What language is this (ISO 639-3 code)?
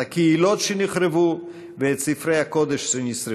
heb